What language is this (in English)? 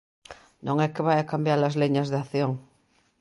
Galician